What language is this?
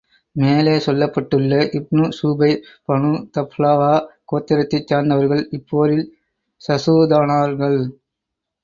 Tamil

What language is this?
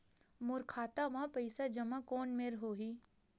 Chhattisgarhi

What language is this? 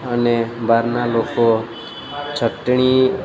Gujarati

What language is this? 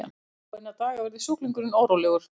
Icelandic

